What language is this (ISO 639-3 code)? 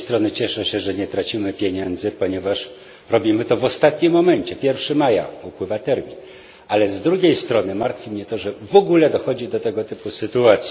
pol